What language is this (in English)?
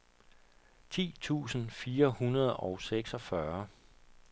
Danish